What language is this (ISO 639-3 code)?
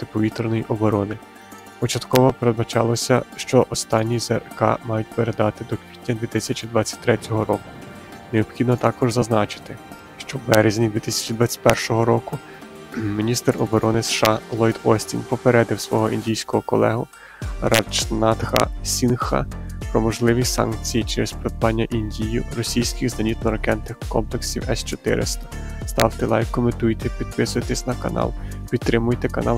ukr